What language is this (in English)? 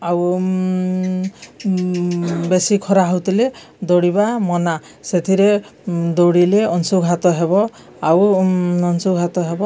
Odia